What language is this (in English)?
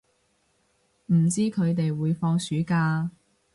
Cantonese